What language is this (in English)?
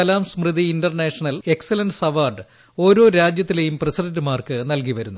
Malayalam